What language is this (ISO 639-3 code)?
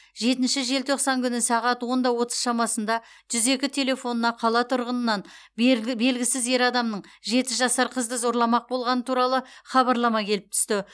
kaz